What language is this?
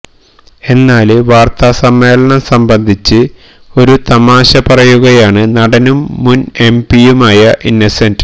Malayalam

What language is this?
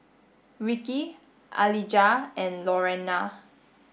English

